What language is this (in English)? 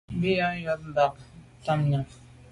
Medumba